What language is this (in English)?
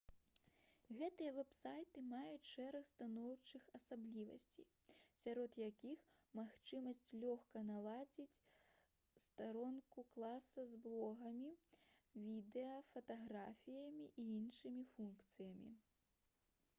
Belarusian